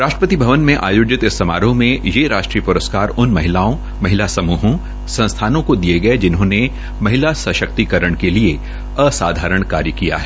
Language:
Hindi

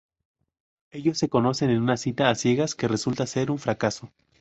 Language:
Spanish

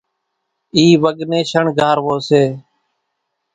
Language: Kachi Koli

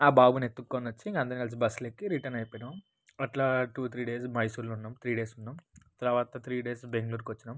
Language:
Telugu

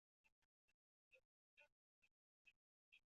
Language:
Chinese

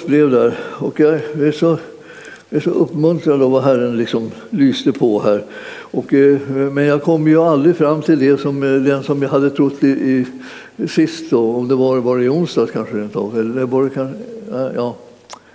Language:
Swedish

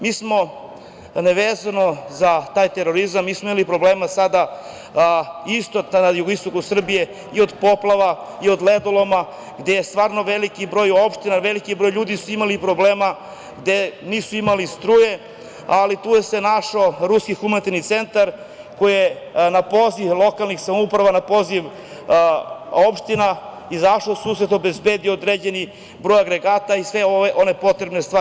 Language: Serbian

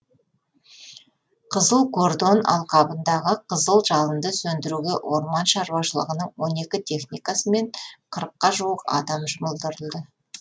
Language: Kazakh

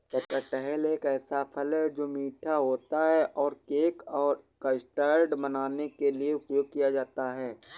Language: Hindi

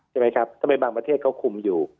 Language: Thai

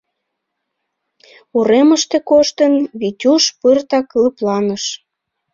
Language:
Mari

